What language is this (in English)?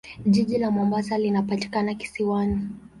Swahili